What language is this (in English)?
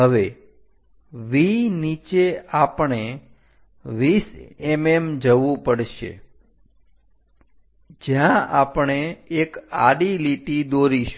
Gujarati